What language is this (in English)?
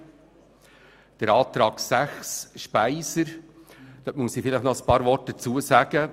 Swiss German